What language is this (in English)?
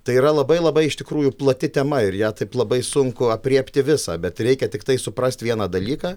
Lithuanian